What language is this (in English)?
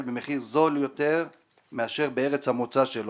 Hebrew